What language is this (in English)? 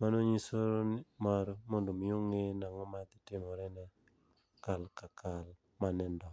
Luo (Kenya and Tanzania)